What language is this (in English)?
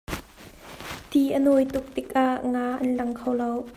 Hakha Chin